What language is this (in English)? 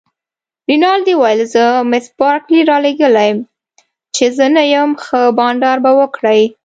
Pashto